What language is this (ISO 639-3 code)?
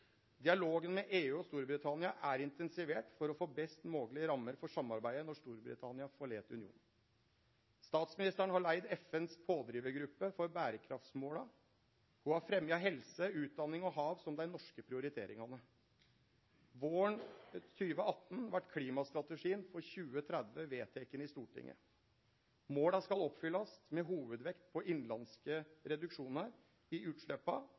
nno